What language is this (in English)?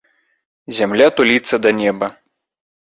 Belarusian